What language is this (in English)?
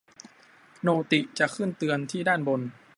Thai